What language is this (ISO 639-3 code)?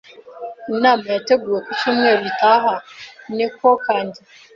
kin